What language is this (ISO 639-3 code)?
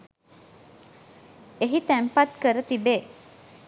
sin